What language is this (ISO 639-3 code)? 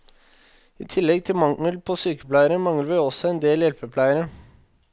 nor